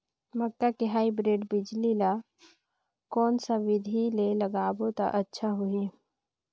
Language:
Chhattisgarhi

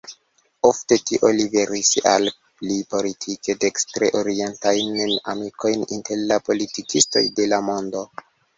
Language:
Esperanto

